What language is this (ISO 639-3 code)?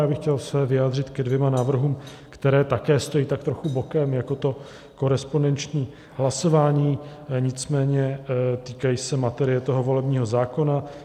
ces